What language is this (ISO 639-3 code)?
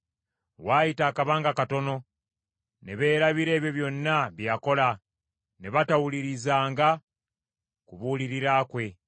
lug